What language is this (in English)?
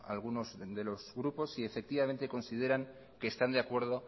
Spanish